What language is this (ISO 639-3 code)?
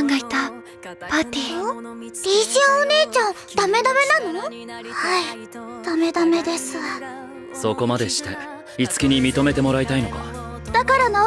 jpn